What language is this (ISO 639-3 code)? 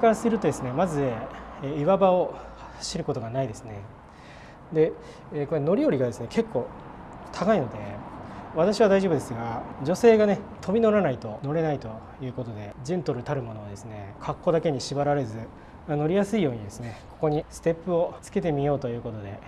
jpn